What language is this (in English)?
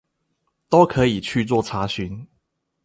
Chinese